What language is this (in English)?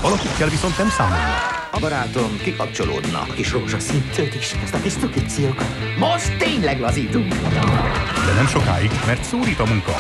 Hungarian